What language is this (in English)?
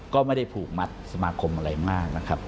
Thai